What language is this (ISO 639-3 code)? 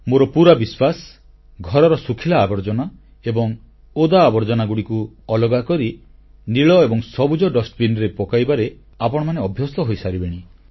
ori